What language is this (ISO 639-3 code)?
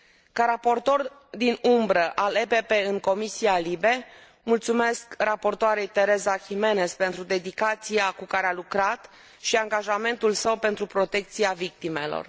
ron